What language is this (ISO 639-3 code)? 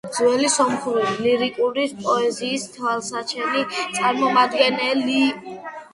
kat